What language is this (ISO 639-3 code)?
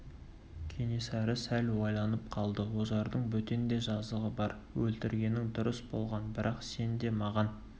kaz